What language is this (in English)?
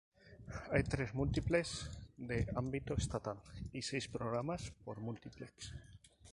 Spanish